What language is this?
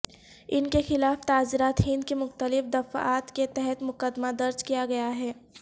Urdu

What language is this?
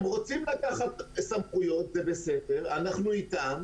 Hebrew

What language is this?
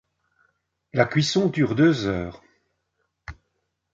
French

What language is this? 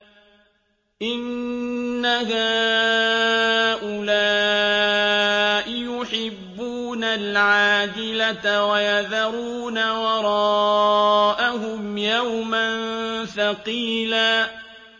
Arabic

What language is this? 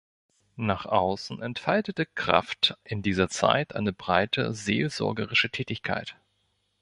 German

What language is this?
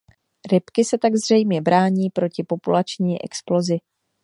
Czech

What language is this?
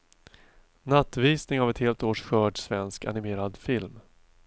Swedish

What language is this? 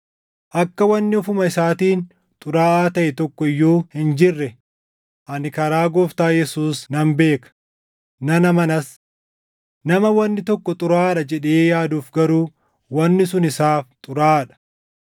Oromo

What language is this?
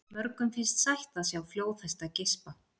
Icelandic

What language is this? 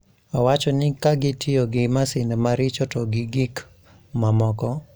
Luo (Kenya and Tanzania)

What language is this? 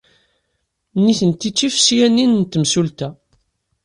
Kabyle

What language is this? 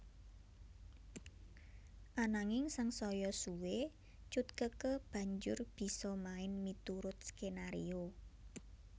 Javanese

